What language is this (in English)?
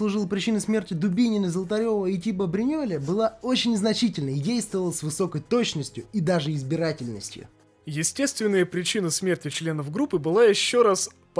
Russian